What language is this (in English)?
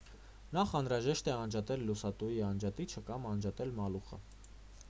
Armenian